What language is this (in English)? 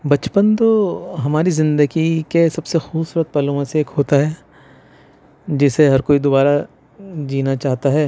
Urdu